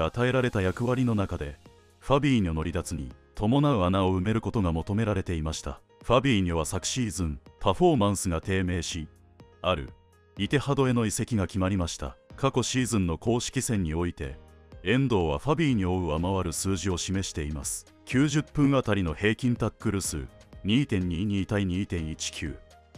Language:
Japanese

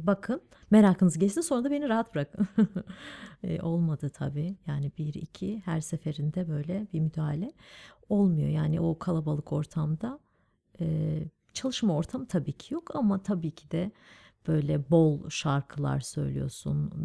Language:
Turkish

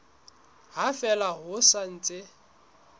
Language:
Southern Sotho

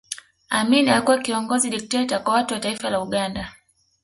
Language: Swahili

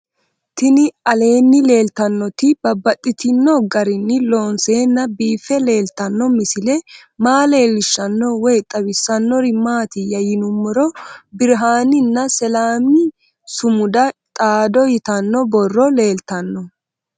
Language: Sidamo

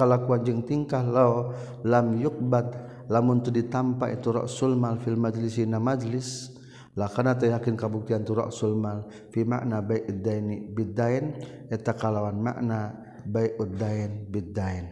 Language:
Malay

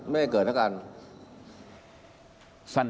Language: Thai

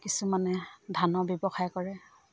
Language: Assamese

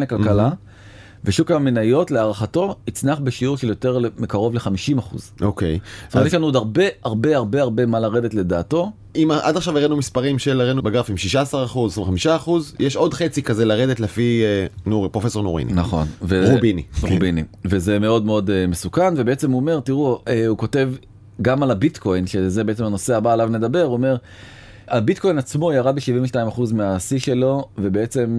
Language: Hebrew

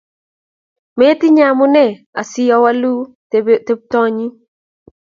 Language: Kalenjin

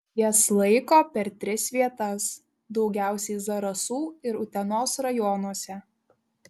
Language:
Lithuanian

